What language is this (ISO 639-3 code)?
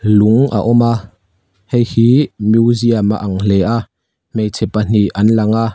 lus